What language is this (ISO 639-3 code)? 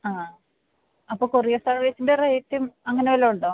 mal